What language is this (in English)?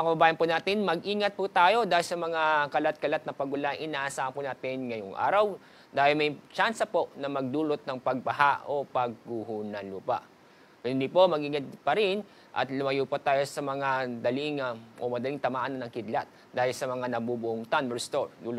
Filipino